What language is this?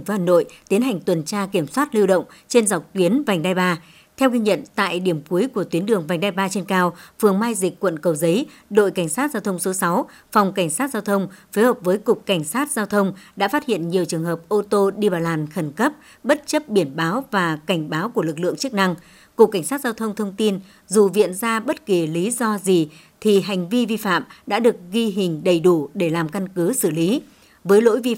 Vietnamese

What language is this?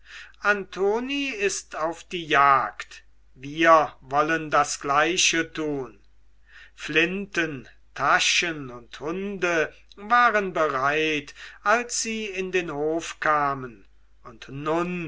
German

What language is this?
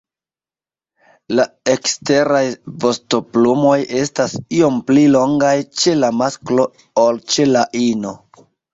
Esperanto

